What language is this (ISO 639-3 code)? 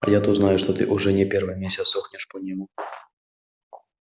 rus